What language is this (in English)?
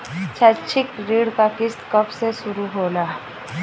Bhojpuri